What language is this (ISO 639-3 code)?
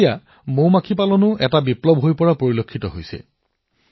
asm